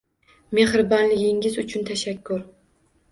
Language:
Uzbek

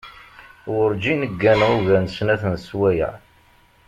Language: Kabyle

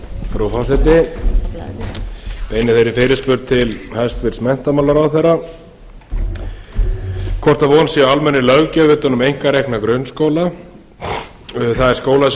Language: Icelandic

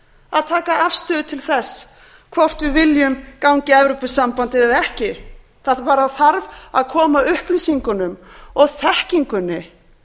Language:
Icelandic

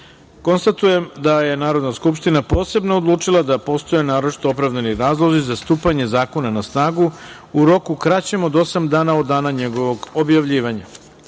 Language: Serbian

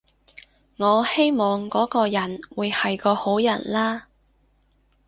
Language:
Cantonese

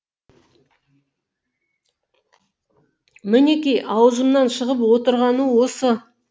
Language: Kazakh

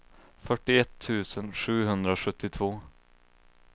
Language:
Swedish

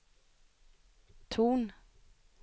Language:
Swedish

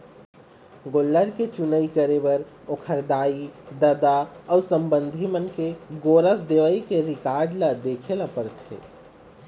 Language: Chhattisgarhi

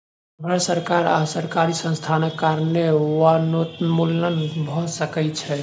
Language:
Maithili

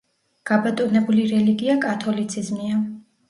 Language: Georgian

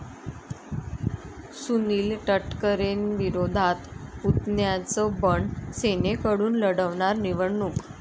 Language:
Marathi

